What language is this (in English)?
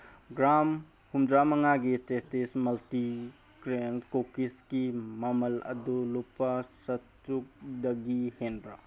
Manipuri